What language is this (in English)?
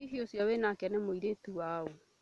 Kikuyu